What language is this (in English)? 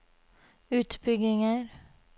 Norwegian